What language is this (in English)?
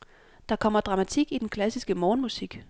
Danish